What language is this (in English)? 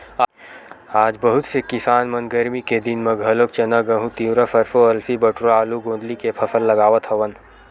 Chhattisgarhi